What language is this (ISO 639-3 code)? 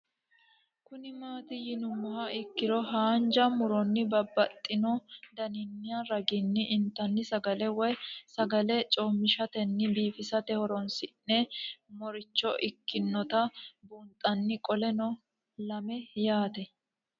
sid